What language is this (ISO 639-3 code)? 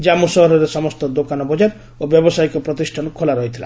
ori